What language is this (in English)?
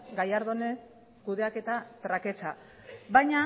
Basque